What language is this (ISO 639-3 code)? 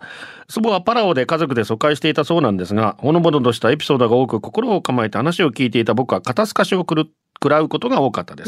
jpn